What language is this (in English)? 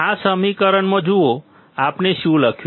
Gujarati